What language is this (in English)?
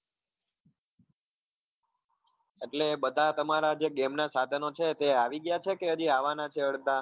Gujarati